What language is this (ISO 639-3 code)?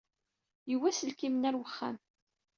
kab